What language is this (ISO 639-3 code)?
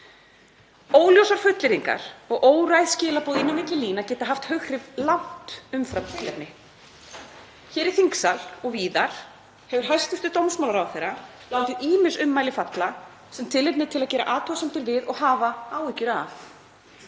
isl